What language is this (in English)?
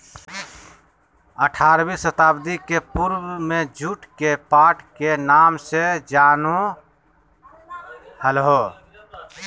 Magahi